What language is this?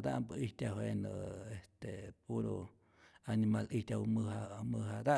Rayón Zoque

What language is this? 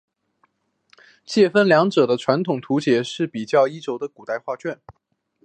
Chinese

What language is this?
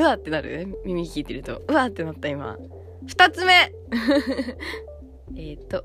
Japanese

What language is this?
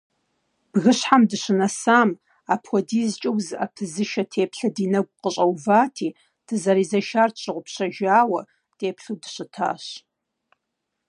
Kabardian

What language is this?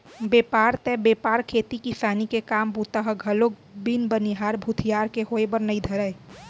Chhattisgarhi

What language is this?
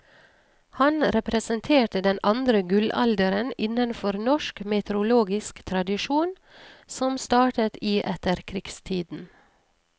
Norwegian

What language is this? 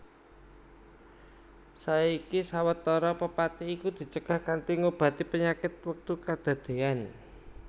Javanese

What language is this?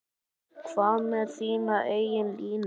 Icelandic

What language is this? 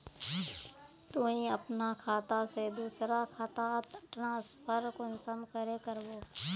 Magahi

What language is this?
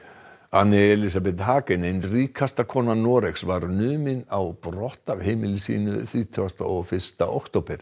Icelandic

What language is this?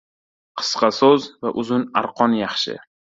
Uzbek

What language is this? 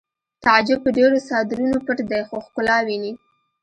Pashto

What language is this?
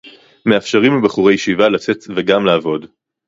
Hebrew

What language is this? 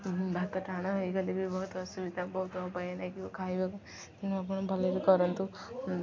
Odia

